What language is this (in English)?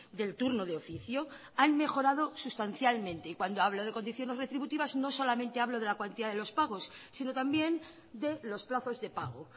Spanish